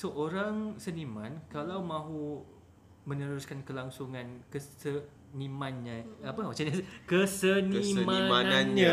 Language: Malay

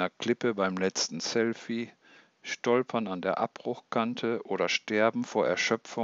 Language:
German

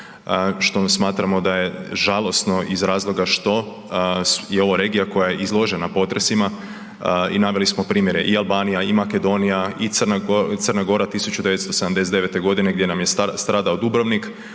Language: Croatian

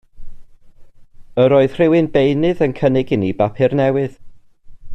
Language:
Welsh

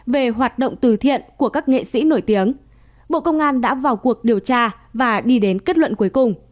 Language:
Vietnamese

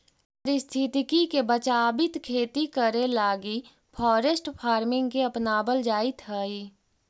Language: Magahi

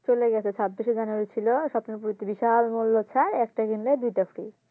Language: Bangla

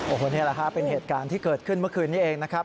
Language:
Thai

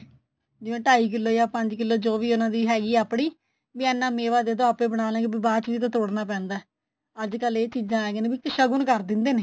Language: Punjabi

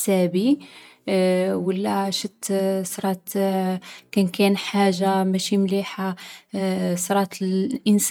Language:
Algerian Arabic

